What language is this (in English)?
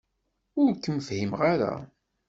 Kabyle